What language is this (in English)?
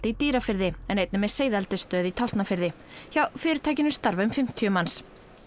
Icelandic